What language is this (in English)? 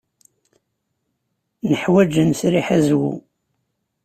Kabyle